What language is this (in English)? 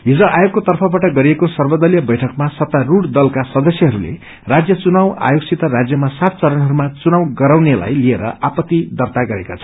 Nepali